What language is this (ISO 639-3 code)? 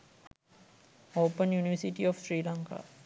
sin